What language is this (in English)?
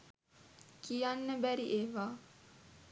Sinhala